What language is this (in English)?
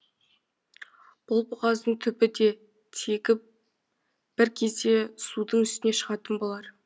Kazakh